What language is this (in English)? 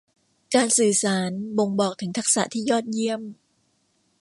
Thai